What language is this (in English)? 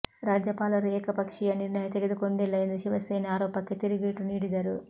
Kannada